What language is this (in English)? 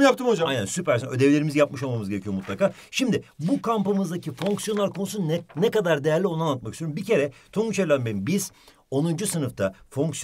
Turkish